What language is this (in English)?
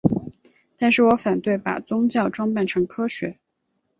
Chinese